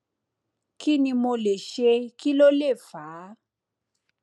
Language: Yoruba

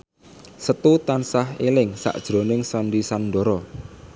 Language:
Javanese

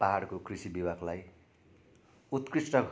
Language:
Nepali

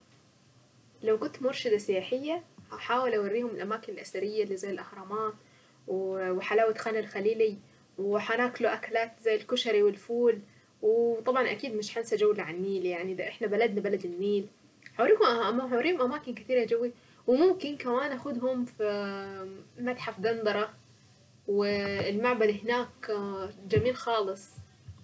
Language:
Saidi Arabic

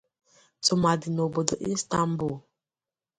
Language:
Igbo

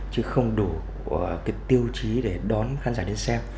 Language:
Vietnamese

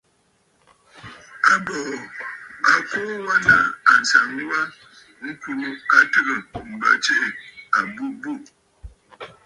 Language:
Bafut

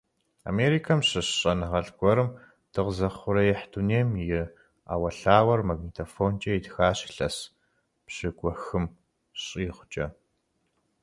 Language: Kabardian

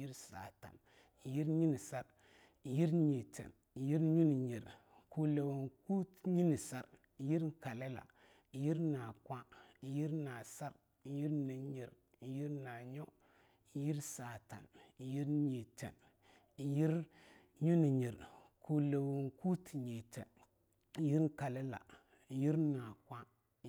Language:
Longuda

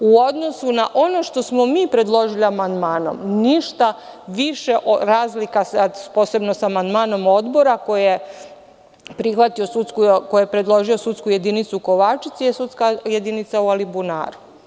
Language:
Serbian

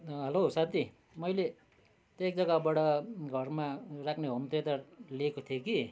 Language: Nepali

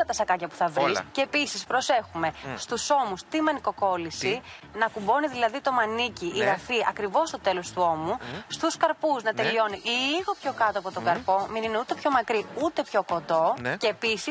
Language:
Greek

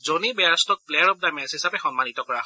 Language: Assamese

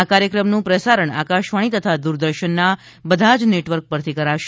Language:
Gujarati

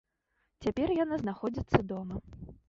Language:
Belarusian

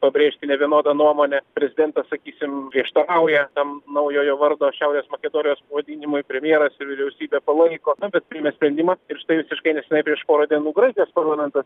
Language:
Lithuanian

